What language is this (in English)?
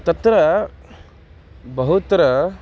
Sanskrit